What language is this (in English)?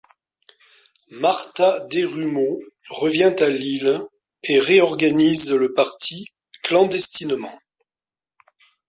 French